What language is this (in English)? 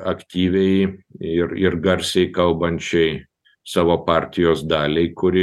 Lithuanian